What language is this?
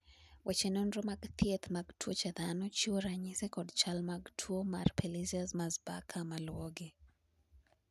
Luo (Kenya and Tanzania)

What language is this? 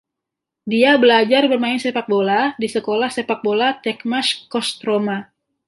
Indonesian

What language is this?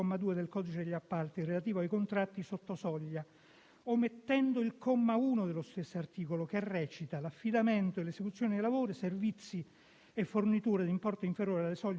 Italian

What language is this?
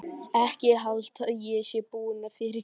Icelandic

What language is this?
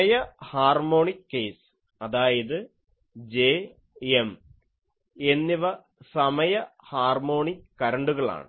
Malayalam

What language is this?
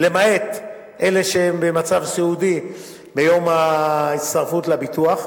Hebrew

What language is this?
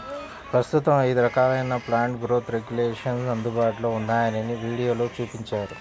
Telugu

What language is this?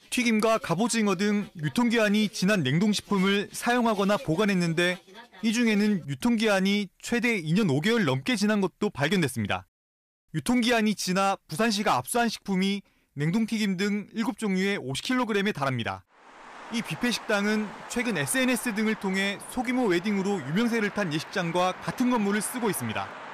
Korean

